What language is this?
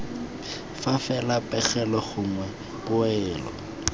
Tswana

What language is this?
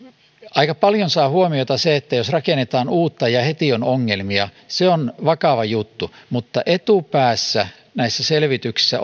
Finnish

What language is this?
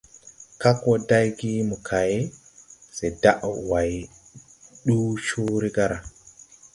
Tupuri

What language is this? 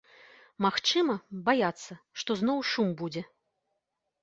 Belarusian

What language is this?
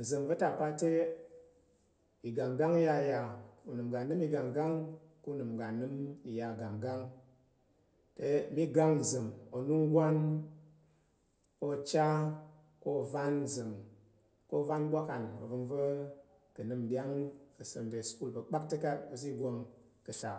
Tarok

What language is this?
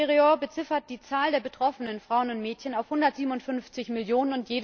German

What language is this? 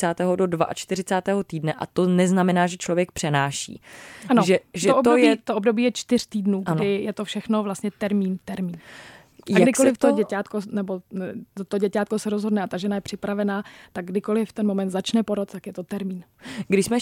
Czech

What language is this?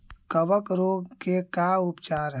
Magahi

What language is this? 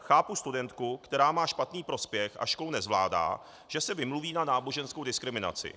Czech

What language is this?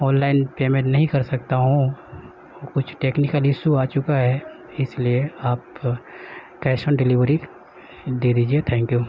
Urdu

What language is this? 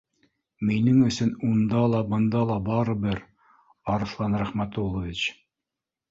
Bashkir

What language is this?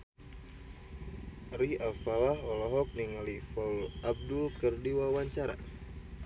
Sundanese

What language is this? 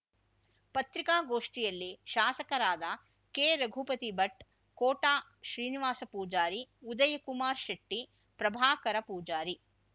Kannada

